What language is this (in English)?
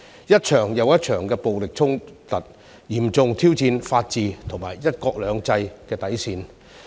Cantonese